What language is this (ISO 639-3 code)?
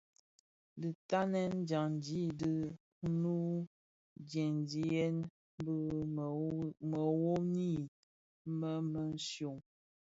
ksf